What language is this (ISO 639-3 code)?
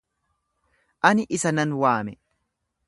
orm